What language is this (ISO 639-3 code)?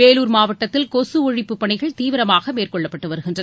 tam